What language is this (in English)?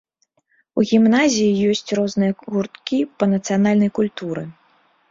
Belarusian